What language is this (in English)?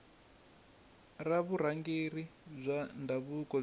Tsonga